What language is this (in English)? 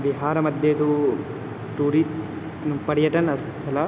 Sanskrit